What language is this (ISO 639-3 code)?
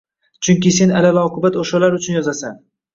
uzb